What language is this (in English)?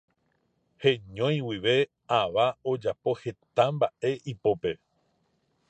Guarani